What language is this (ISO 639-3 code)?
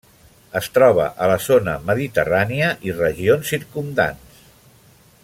cat